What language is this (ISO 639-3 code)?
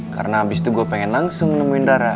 ind